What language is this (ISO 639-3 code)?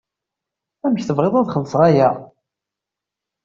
kab